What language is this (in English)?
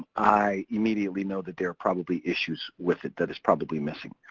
English